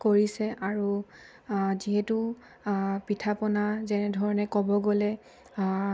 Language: Assamese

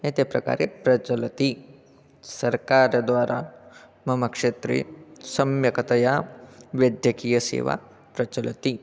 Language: Sanskrit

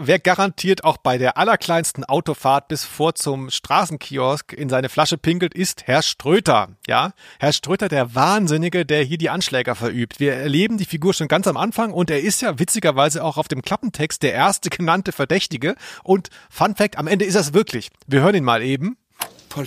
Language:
German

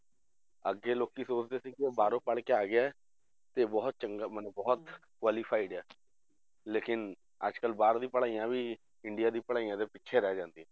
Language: Punjabi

